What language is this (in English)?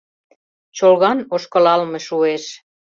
Mari